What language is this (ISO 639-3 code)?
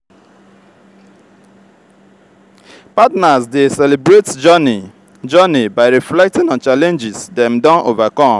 pcm